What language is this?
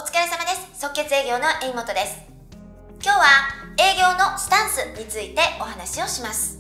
Japanese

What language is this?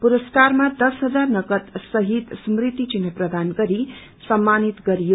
Nepali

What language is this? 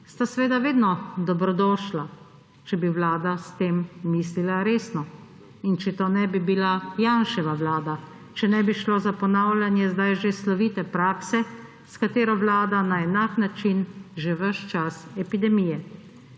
Slovenian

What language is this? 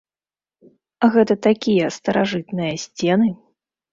Belarusian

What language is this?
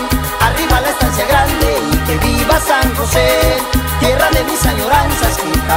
Spanish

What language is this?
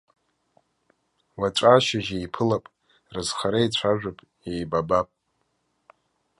Abkhazian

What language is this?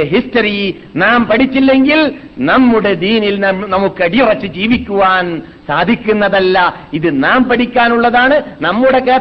Malayalam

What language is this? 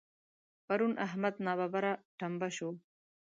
Pashto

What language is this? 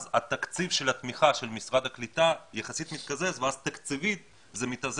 Hebrew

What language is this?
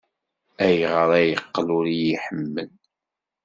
Kabyle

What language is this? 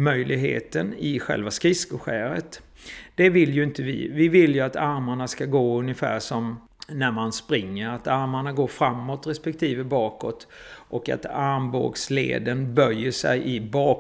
Swedish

